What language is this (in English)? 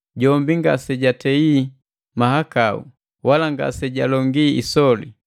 Matengo